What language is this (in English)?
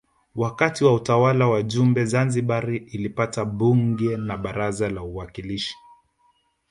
Swahili